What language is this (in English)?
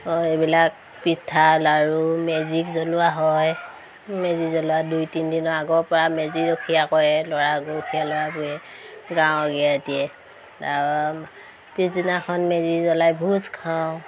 Assamese